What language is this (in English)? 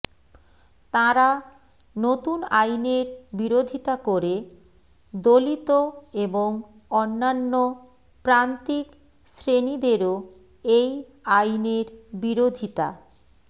Bangla